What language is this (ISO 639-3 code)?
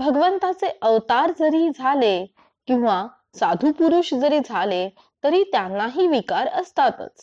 mar